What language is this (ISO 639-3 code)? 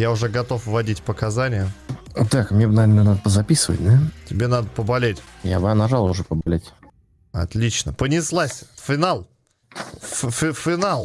rus